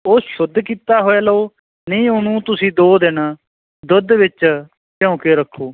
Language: Punjabi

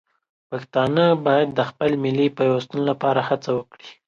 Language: Pashto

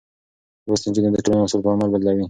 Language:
Pashto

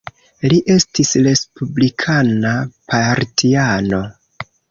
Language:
Esperanto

